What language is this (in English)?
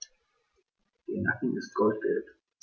German